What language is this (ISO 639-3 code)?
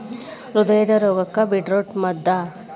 kan